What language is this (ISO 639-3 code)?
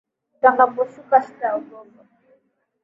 swa